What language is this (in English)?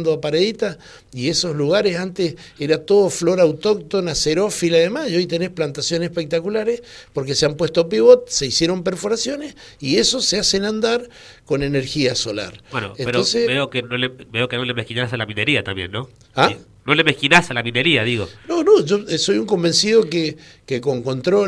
Spanish